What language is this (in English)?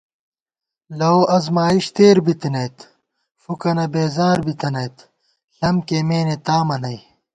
Gawar-Bati